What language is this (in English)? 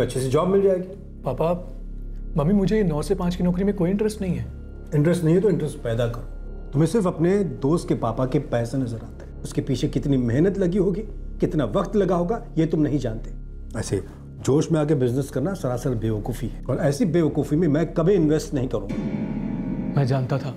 Hindi